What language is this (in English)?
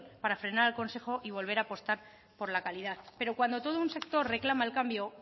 Spanish